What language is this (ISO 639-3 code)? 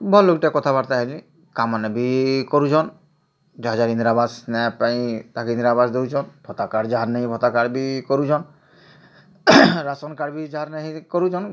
ori